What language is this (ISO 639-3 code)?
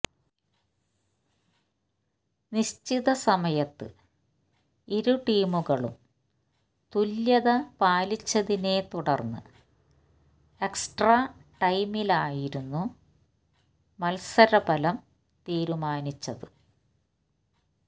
mal